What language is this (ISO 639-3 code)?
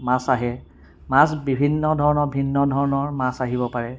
asm